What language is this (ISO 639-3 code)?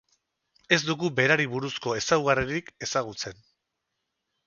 eus